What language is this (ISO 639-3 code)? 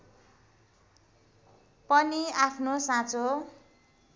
nep